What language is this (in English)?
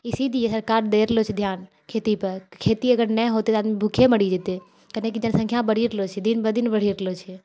Maithili